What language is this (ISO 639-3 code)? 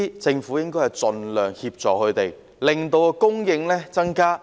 yue